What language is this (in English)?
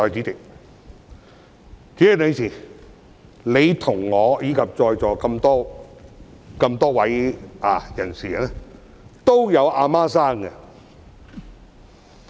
Cantonese